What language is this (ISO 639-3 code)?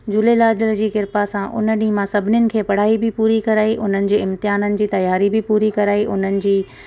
snd